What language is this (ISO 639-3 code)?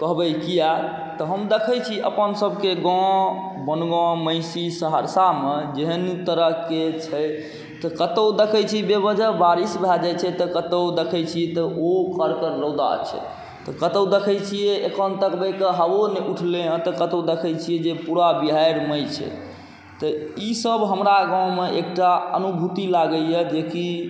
mai